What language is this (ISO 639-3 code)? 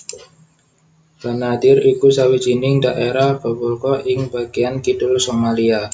jav